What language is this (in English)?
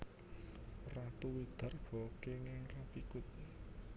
Javanese